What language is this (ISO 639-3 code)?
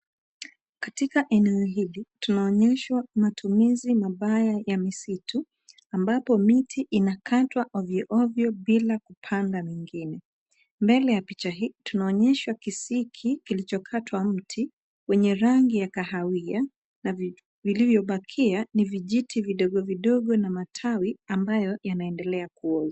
swa